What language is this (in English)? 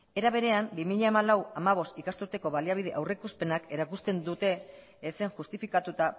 Basque